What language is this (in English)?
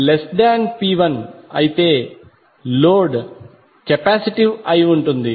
Telugu